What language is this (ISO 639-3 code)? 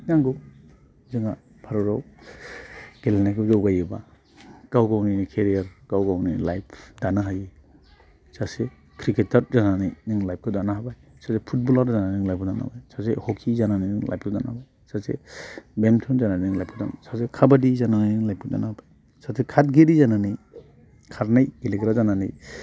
brx